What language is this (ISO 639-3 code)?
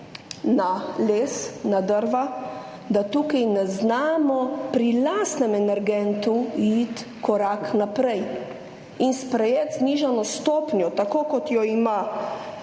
slv